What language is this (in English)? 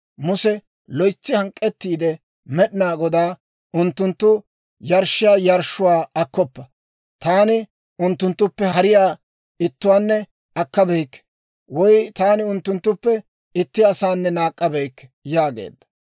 Dawro